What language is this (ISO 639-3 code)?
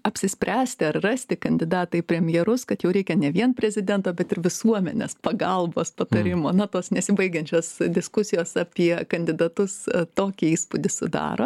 lit